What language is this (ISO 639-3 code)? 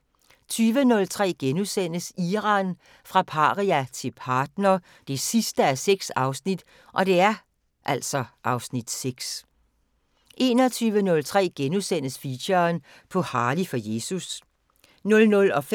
dan